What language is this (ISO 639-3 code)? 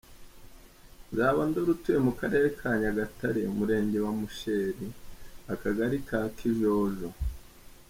kin